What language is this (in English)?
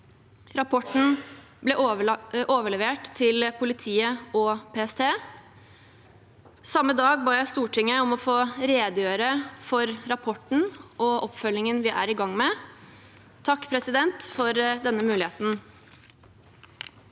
Norwegian